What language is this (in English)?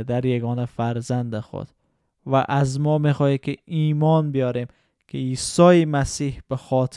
Persian